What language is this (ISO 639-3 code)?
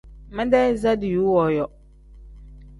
kdh